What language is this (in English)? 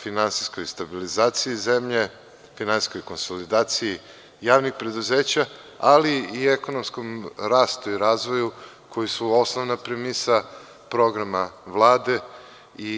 Serbian